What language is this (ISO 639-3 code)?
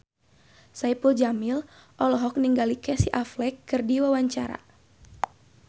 sun